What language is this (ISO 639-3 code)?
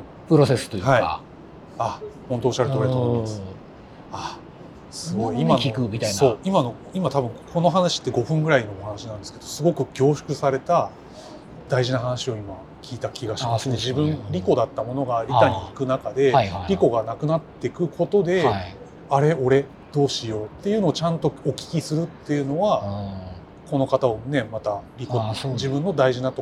jpn